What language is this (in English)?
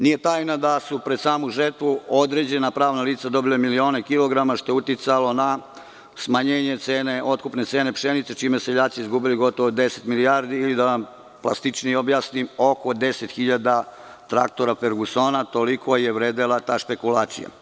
Serbian